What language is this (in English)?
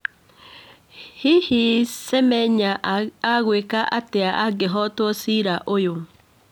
Kikuyu